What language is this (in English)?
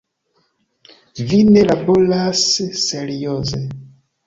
Esperanto